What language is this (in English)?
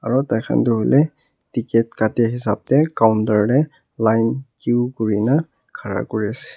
Naga Pidgin